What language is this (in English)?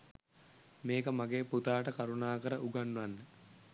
Sinhala